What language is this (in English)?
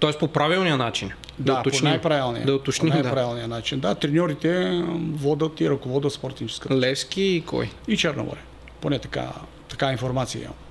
Bulgarian